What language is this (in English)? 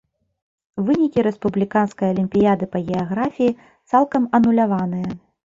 Belarusian